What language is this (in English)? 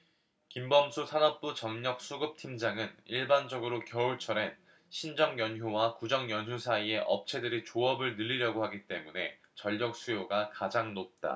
Korean